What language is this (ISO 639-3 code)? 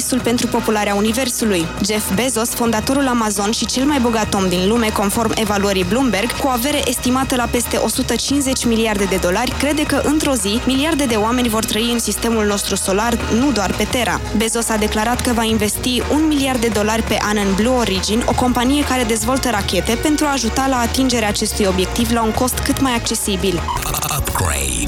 ron